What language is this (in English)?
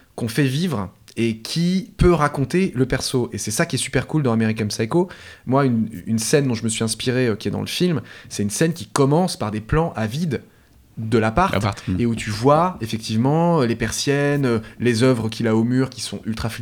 French